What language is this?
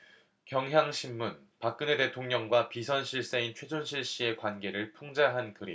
Korean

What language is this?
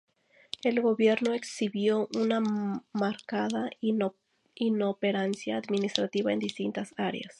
Spanish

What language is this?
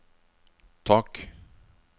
Norwegian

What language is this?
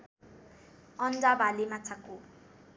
Nepali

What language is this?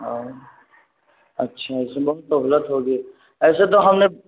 Urdu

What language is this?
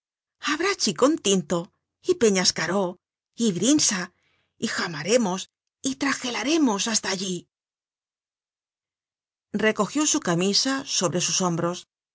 Spanish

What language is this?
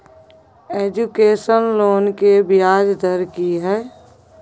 Maithili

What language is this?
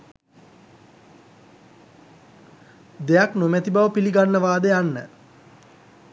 Sinhala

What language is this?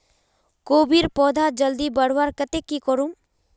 Magahi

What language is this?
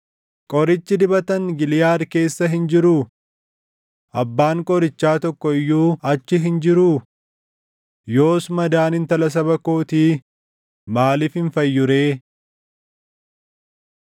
Oromo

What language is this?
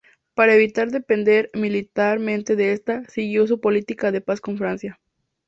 Spanish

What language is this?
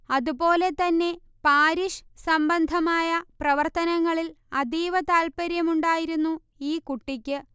Malayalam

